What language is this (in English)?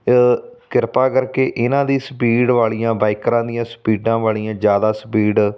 Punjabi